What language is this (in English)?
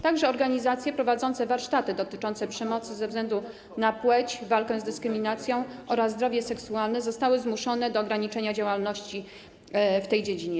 Polish